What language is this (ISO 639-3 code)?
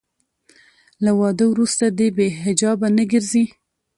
pus